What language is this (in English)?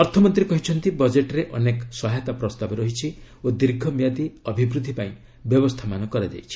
Odia